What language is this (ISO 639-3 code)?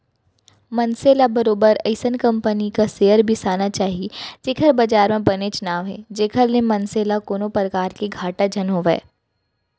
hne